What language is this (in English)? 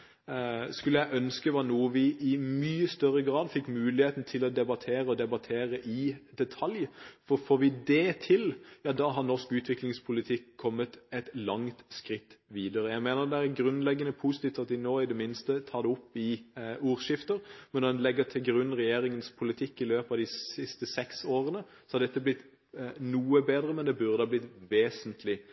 Norwegian Bokmål